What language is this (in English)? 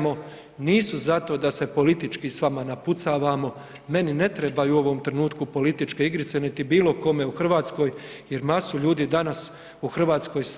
Croatian